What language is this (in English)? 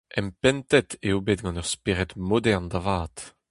Breton